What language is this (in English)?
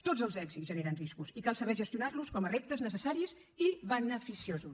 Catalan